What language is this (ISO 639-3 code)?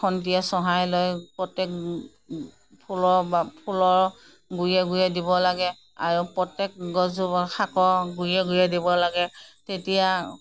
asm